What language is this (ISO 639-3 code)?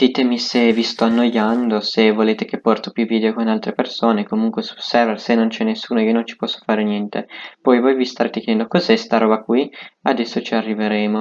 ita